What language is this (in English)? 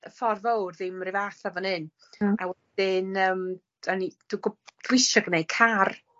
Welsh